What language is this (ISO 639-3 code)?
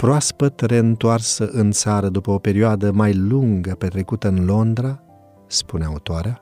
ron